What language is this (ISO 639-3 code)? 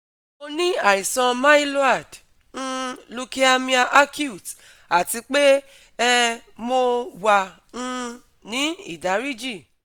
yor